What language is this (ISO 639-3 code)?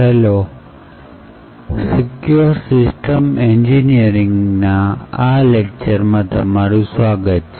guj